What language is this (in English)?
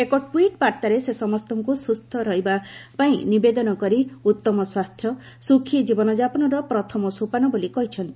Odia